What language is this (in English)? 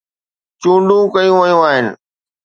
Sindhi